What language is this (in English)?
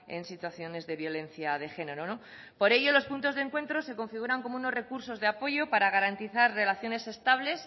Spanish